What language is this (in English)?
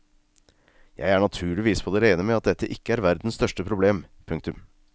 Norwegian